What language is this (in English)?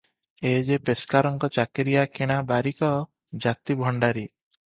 Odia